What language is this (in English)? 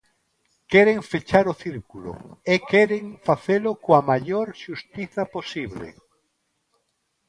Galician